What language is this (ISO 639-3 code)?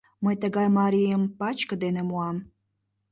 chm